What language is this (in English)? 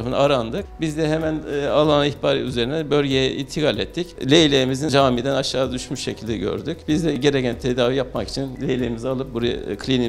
Turkish